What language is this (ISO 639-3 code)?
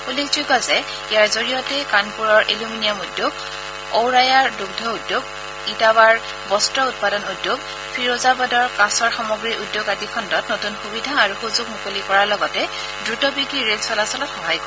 asm